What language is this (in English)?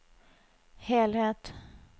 Norwegian